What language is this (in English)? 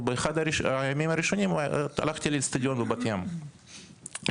Hebrew